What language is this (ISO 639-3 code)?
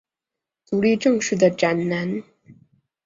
zho